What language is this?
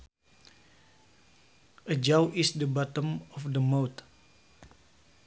Sundanese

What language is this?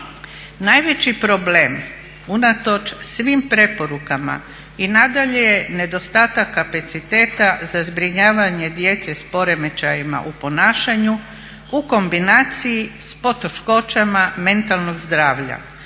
Croatian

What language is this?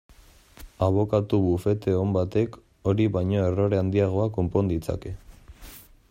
Basque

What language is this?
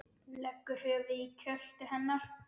Icelandic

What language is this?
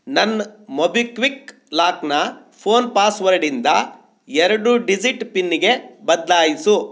Kannada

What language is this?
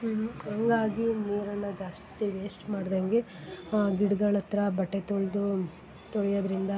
Kannada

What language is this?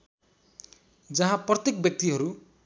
Nepali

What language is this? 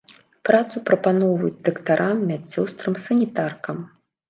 Belarusian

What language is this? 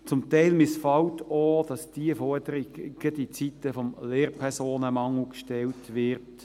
Swiss German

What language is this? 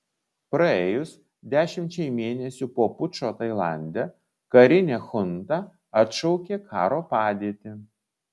Lithuanian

